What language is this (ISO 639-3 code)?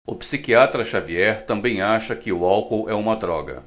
por